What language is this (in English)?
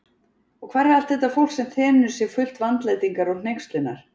Icelandic